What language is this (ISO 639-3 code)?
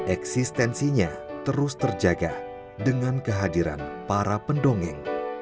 ind